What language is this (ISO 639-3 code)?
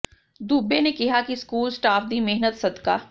pan